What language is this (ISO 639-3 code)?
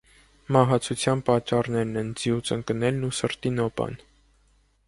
hye